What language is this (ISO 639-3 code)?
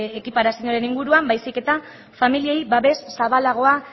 eus